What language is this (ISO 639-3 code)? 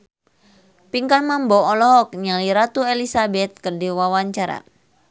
sun